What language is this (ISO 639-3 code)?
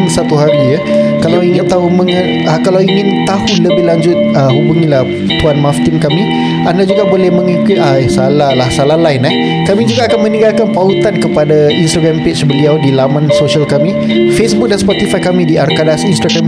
msa